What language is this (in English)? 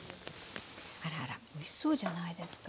Japanese